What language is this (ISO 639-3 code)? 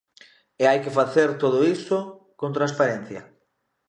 glg